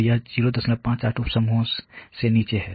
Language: Hindi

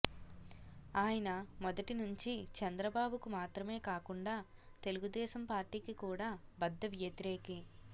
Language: Telugu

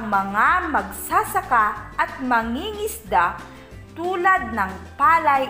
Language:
Filipino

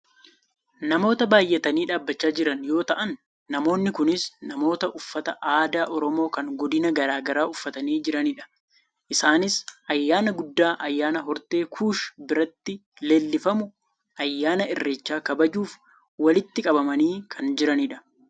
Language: Oromo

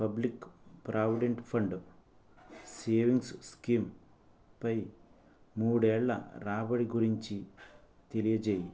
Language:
Telugu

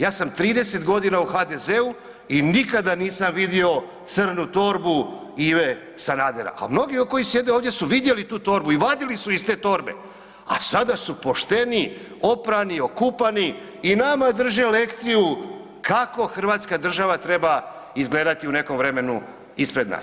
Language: Croatian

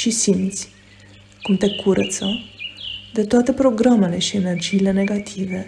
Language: Romanian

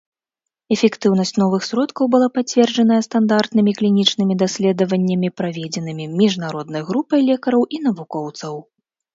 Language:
Belarusian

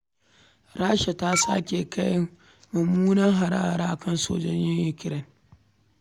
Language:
Hausa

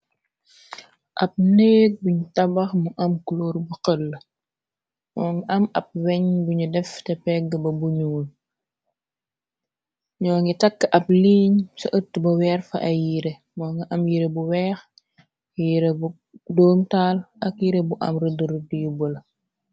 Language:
Wolof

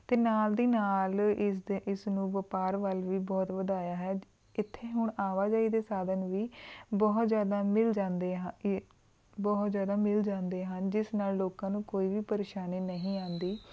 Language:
Punjabi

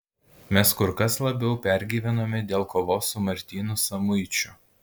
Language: Lithuanian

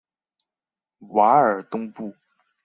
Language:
Chinese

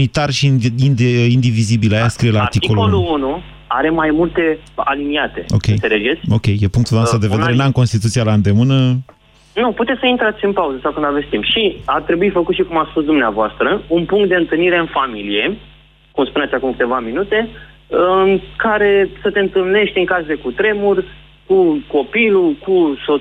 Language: Romanian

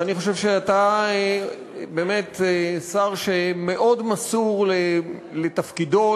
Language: Hebrew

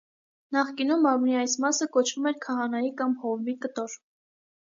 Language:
Armenian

